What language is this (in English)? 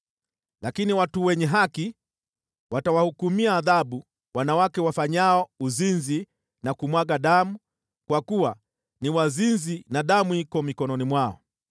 Swahili